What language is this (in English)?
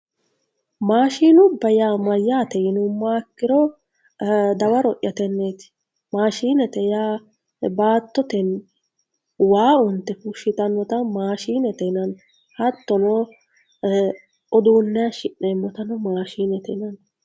Sidamo